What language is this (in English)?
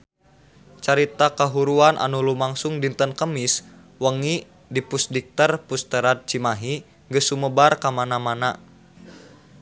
Sundanese